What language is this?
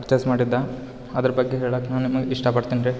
Kannada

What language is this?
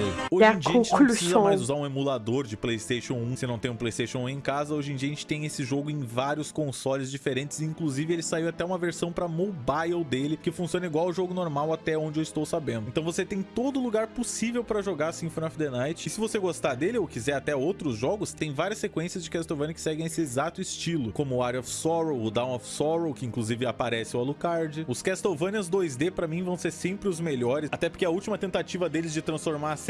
Portuguese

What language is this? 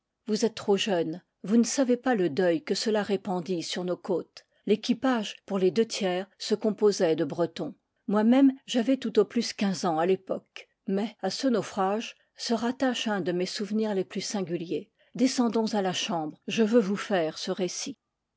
French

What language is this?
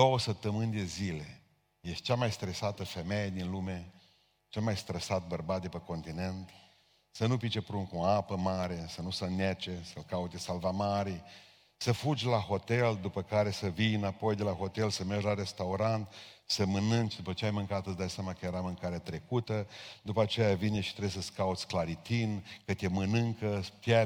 Romanian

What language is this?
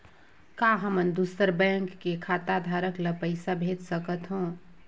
Chhattisgarhi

